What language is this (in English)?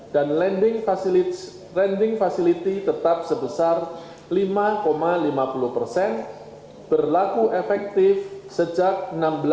Indonesian